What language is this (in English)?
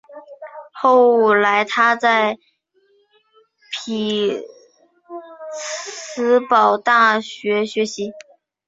Chinese